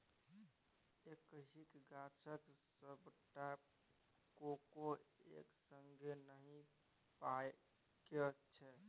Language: Maithili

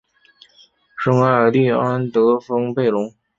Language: Chinese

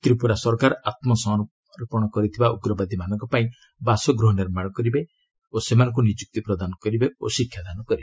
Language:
Odia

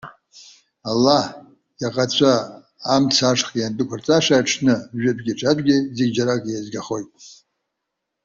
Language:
Abkhazian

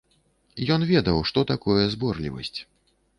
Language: Belarusian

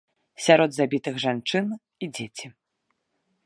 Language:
Belarusian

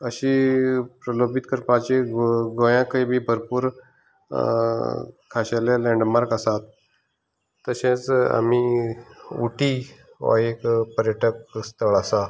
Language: Konkani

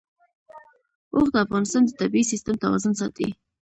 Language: Pashto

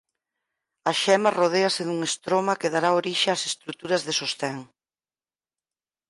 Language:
Galician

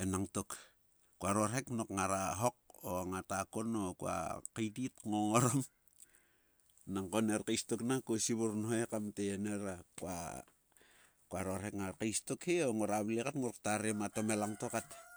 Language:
Sulka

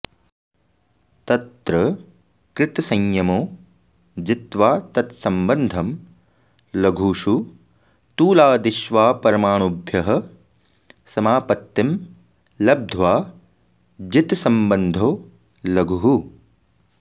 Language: Sanskrit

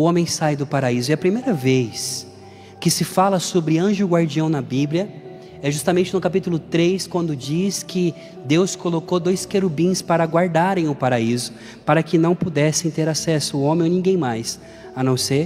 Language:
Portuguese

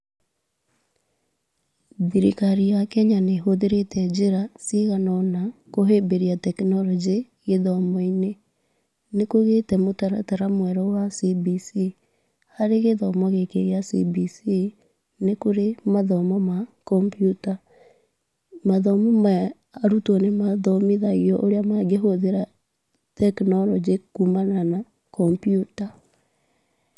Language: Kikuyu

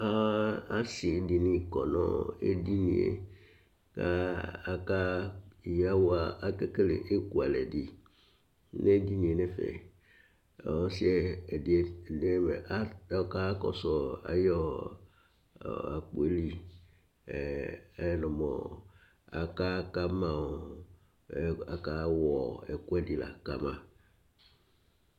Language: Ikposo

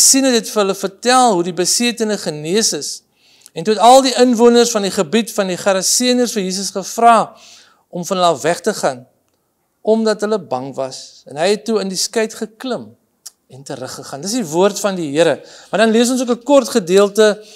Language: Dutch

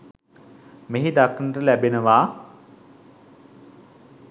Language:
Sinhala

